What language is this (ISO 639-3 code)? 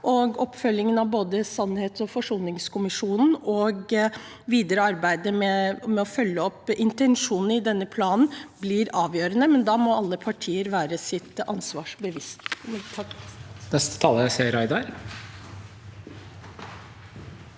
nor